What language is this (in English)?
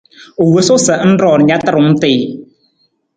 Nawdm